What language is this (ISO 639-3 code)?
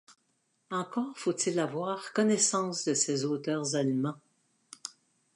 fra